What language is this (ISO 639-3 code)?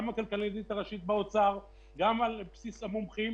heb